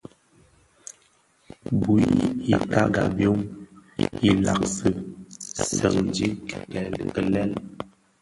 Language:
Bafia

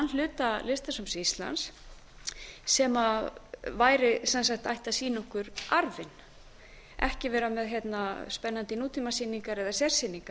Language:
Icelandic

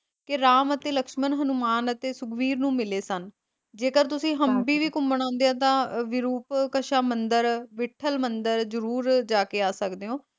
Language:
Punjabi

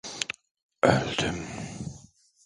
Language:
Turkish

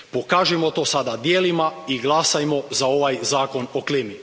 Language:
Croatian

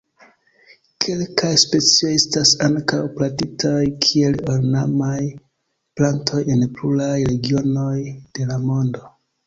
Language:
Esperanto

